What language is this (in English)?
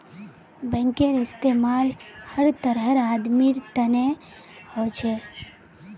Magahi